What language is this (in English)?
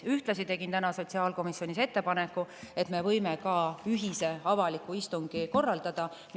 Estonian